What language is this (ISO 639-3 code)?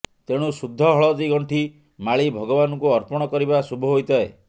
ori